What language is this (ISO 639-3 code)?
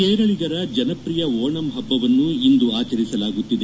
kan